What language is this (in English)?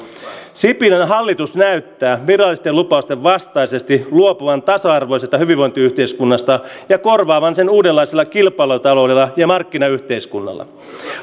Finnish